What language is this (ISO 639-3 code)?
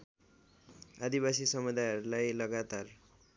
nep